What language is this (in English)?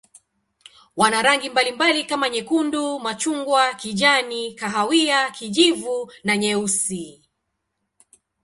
Swahili